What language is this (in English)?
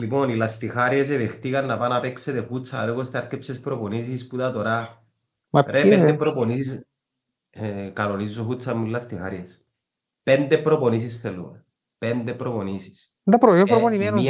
Greek